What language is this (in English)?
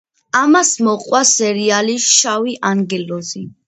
Georgian